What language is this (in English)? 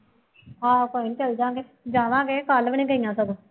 Punjabi